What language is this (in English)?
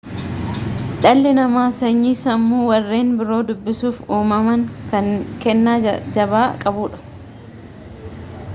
Oromo